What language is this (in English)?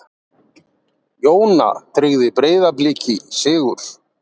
Icelandic